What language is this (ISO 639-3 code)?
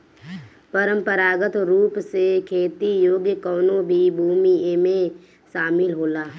bho